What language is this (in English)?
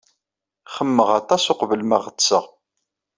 Kabyle